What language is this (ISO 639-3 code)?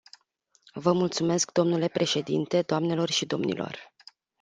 ron